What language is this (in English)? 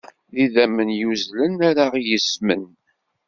Kabyle